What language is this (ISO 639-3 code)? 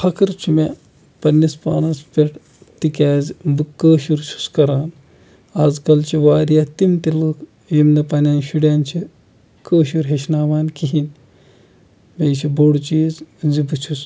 kas